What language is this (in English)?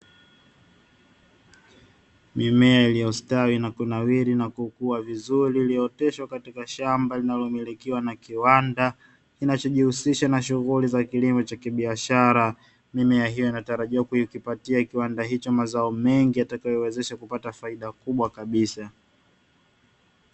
Swahili